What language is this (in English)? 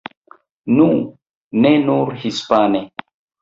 Esperanto